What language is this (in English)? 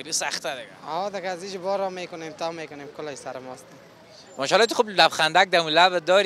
Persian